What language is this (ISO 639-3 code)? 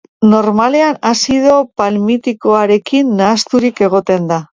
eus